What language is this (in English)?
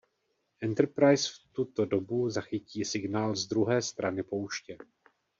Czech